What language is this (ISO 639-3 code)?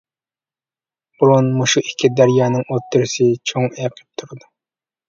uig